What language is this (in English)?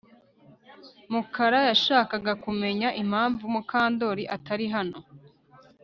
Kinyarwanda